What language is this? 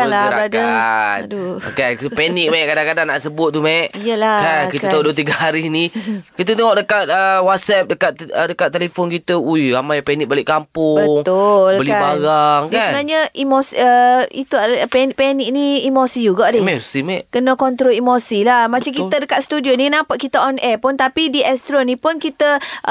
Malay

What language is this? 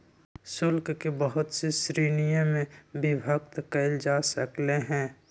Magahi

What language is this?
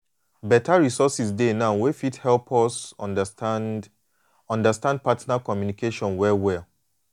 Nigerian Pidgin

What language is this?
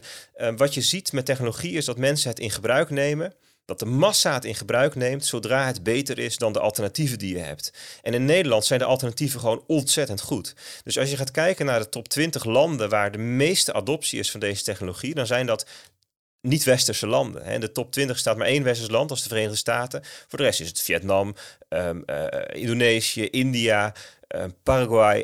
Dutch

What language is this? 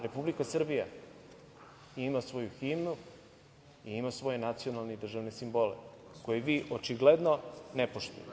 Serbian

